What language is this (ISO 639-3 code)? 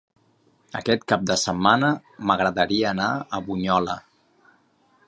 cat